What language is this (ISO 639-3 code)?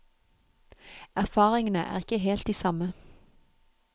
nor